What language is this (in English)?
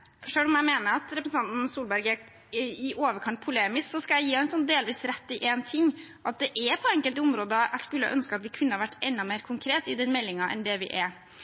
Norwegian Bokmål